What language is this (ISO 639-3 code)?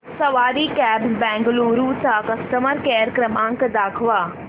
mar